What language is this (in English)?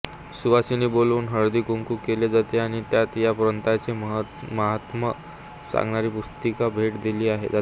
Marathi